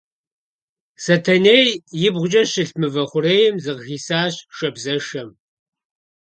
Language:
Kabardian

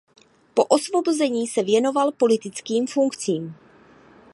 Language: Czech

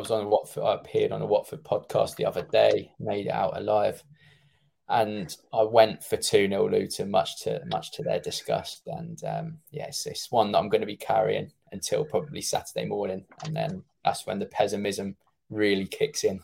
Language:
English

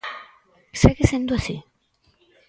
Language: Galician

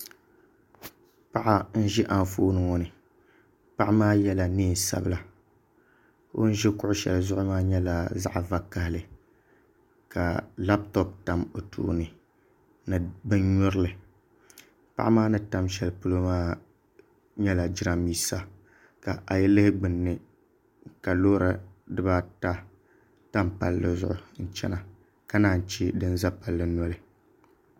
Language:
Dagbani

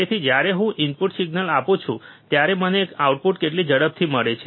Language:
Gujarati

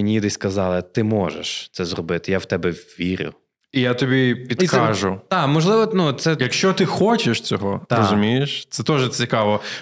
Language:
Ukrainian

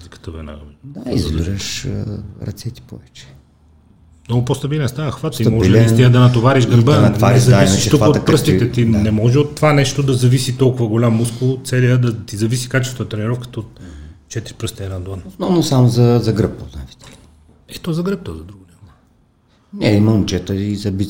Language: Bulgarian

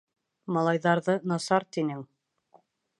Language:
Bashkir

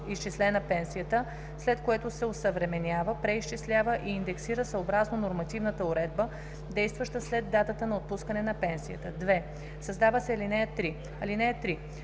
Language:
Bulgarian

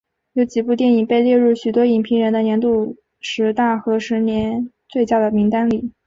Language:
Chinese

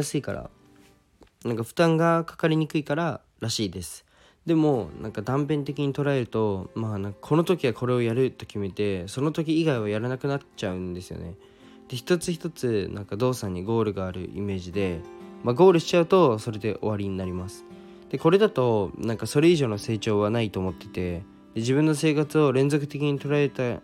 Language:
Japanese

